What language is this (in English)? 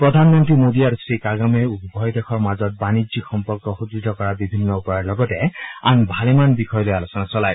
Assamese